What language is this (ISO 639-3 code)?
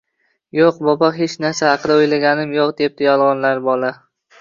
uzb